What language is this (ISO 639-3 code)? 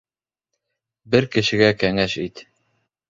bak